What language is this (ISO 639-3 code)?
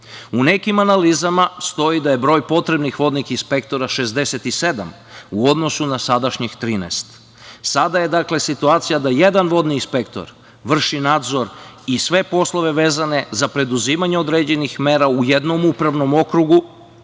srp